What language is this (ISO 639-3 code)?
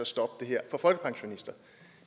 dan